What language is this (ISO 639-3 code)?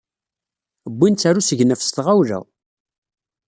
kab